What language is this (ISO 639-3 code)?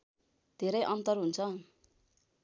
nep